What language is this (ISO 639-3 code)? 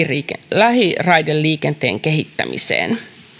fin